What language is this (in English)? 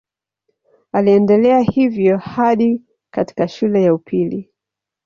Swahili